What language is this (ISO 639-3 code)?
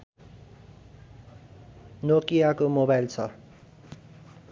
nep